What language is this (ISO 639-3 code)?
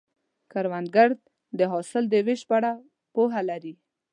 pus